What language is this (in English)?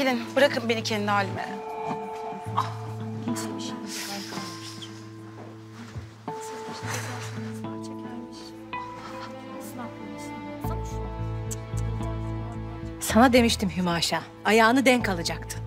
Turkish